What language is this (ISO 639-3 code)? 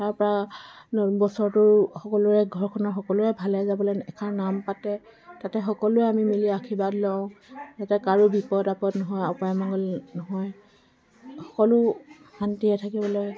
asm